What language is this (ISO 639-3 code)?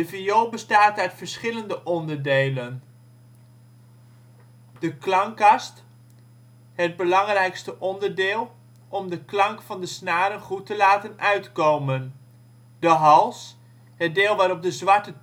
nld